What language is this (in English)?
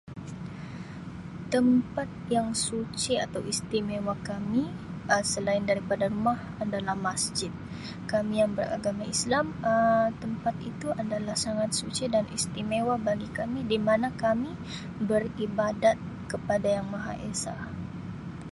Sabah Malay